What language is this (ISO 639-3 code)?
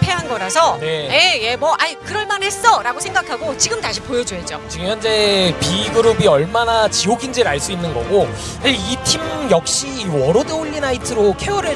kor